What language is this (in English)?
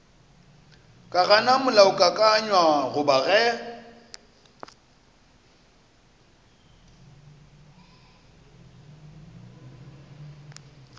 Northern Sotho